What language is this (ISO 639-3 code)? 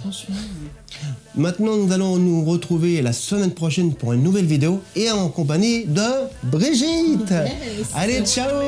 fra